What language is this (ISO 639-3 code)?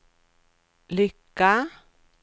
swe